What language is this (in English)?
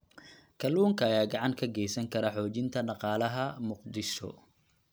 Somali